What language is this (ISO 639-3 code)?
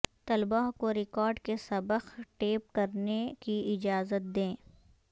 urd